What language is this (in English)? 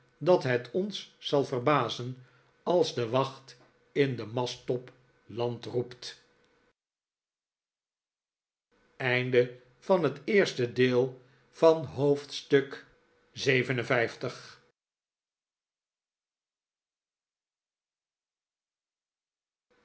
Dutch